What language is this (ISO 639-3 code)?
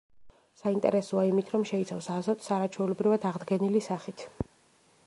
kat